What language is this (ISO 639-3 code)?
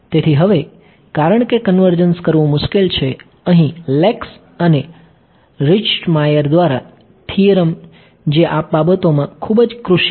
guj